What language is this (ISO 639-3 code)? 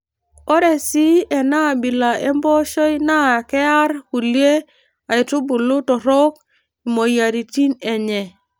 mas